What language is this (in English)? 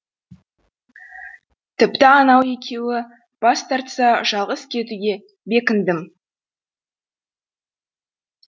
Kazakh